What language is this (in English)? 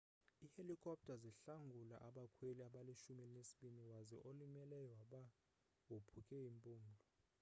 Xhosa